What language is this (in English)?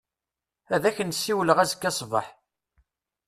Kabyle